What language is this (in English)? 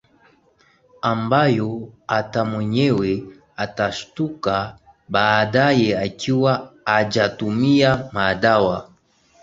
Swahili